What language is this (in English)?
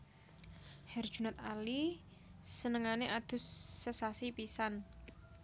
Javanese